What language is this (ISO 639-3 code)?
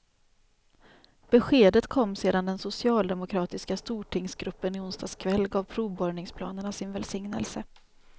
swe